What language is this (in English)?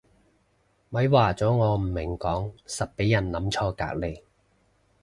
Cantonese